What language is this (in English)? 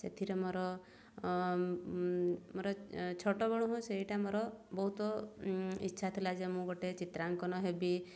Odia